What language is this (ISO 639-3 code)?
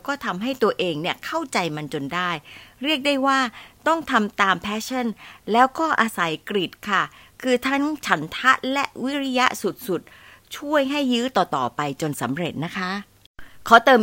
tha